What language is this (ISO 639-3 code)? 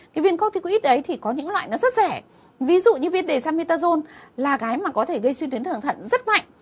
vie